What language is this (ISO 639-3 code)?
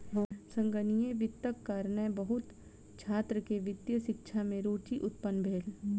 mai